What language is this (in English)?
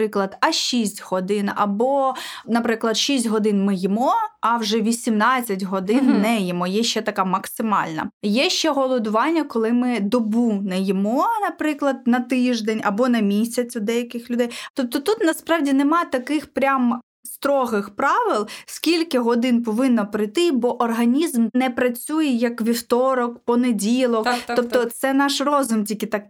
Ukrainian